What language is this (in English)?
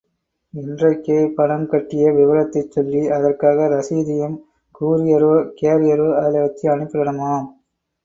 Tamil